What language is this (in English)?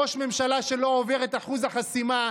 Hebrew